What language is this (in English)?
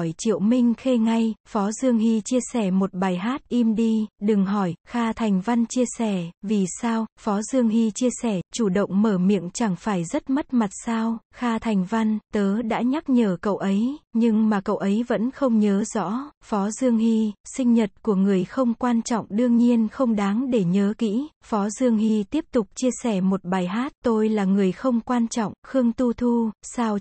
Vietnamese